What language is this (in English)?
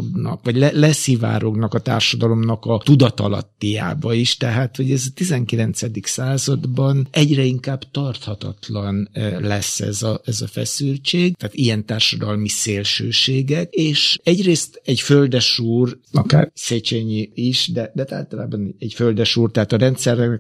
Hungarian